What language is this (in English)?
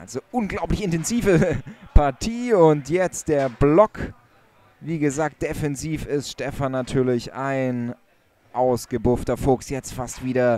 German